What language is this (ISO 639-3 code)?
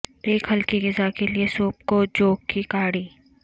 urd